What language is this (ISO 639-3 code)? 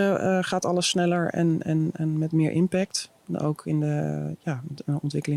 nld